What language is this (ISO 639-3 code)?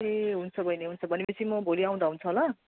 nep